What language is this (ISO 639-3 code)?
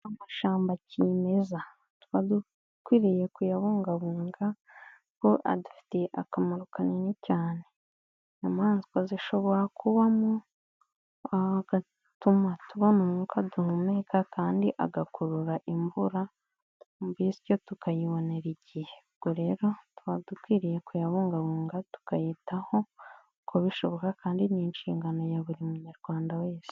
kin